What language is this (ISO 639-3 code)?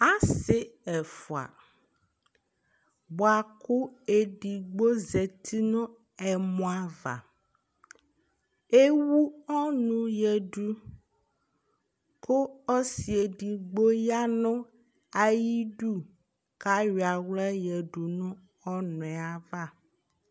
kpo